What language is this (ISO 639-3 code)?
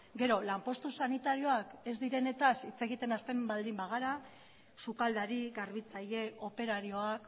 eus